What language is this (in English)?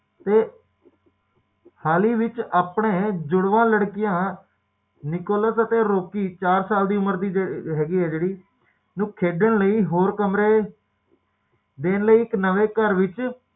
Punjabi